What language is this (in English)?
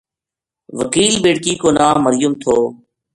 Gujari